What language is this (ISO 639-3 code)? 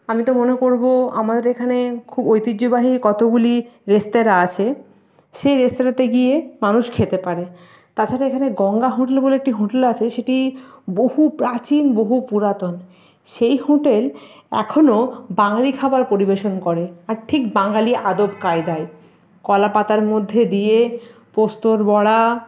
ben